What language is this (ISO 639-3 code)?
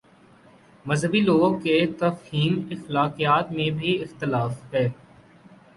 urd